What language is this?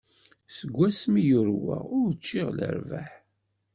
Kabyle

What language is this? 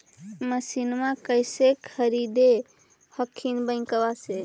Magahi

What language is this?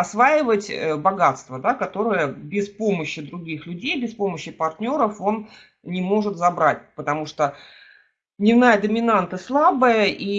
Russian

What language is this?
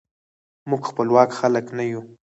Pashto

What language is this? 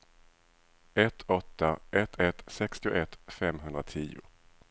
Swedish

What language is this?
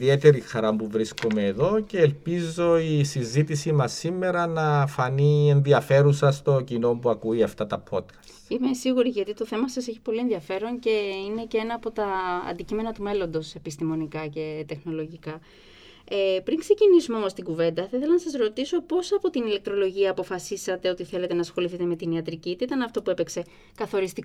Greek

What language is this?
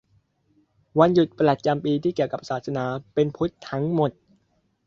Thai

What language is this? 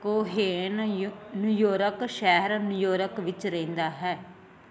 Punjabi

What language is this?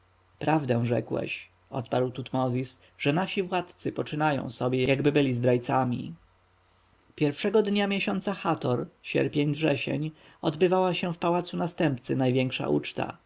Polish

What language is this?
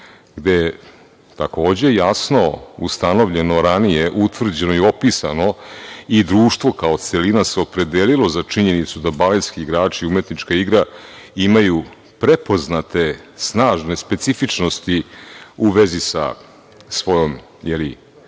Serbian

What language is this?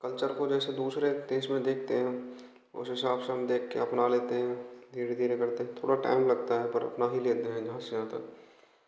Hindi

